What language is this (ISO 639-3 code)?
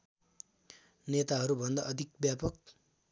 nep